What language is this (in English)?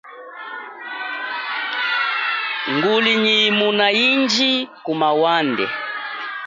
Chokwe